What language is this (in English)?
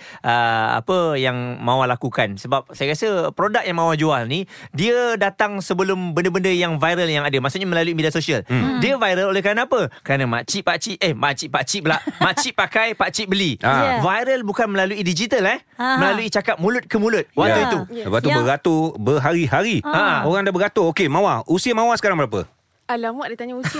Malay